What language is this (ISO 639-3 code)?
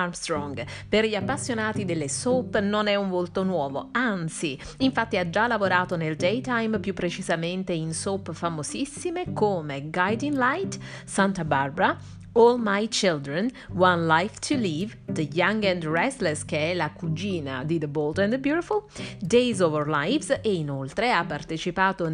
ita